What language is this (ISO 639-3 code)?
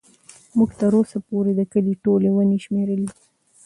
pus